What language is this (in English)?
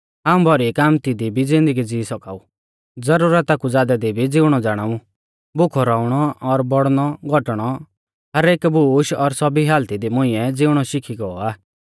Mahasu Pahari